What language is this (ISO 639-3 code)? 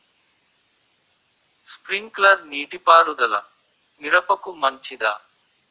tel